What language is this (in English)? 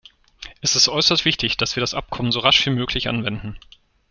German